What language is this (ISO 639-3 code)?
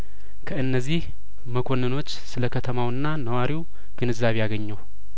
amh